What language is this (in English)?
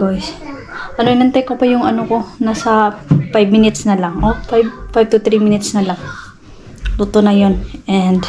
Filipino